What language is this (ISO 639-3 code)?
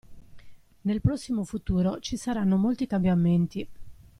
ita